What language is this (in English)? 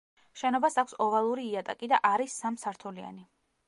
Georgian